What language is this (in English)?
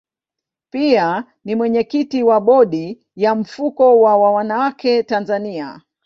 Swahili